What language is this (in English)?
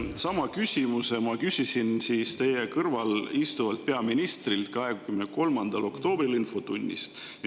Estonian